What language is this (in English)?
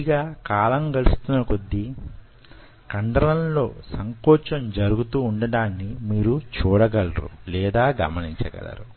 Telugu